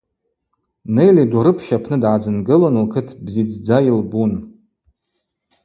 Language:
Abaza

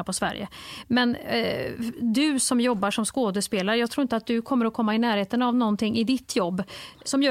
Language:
Swedish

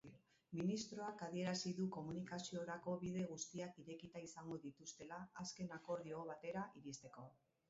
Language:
Basque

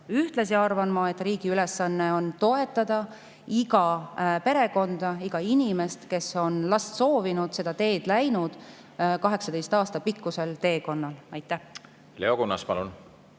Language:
Estonian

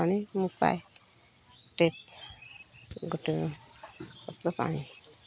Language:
Odia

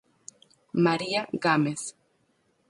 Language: Galician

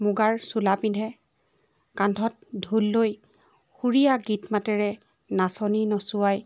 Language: Assamese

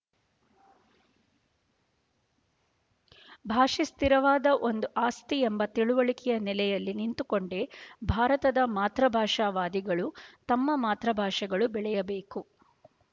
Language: Kannada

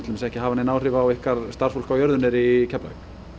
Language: Icelandic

